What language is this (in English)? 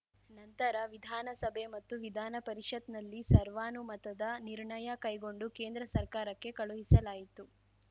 Kannada